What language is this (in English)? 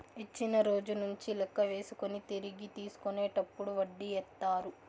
Telugu